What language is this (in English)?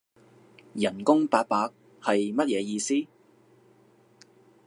Cantonese